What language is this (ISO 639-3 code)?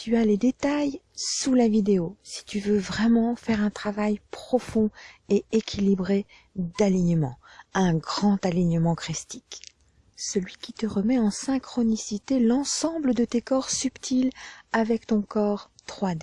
fra